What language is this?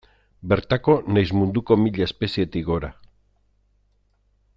Basque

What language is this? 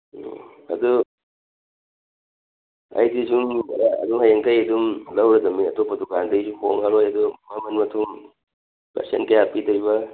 Manipuri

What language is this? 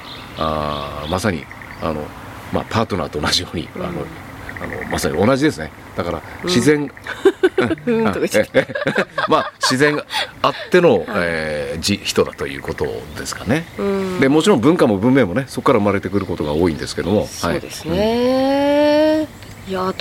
Japanese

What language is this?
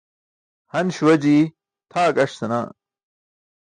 Burushaski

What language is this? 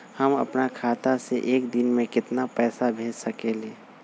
Magahi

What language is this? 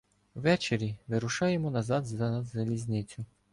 Ukrainian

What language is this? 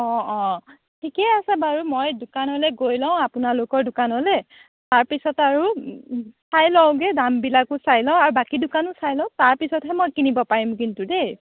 Assamese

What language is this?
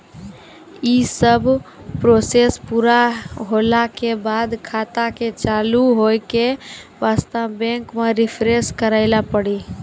Maithili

